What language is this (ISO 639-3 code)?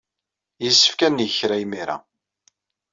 kab